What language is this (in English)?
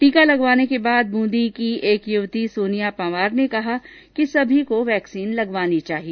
Hindi